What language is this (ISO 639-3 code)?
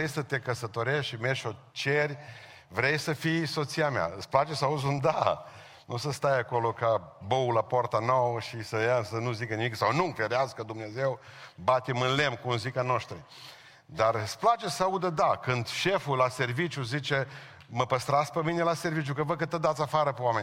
ron